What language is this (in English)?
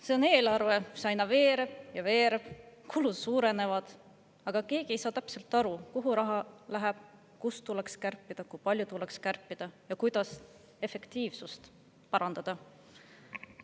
Estonian